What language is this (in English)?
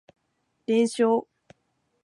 Japanese